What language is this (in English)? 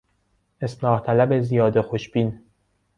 Persian